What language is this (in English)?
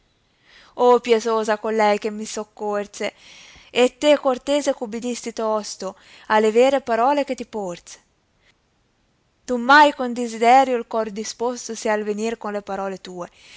Italian